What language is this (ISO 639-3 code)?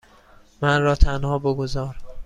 fas